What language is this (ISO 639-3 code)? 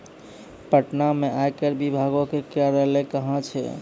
mai